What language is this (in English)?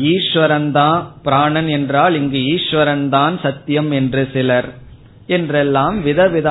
Tamil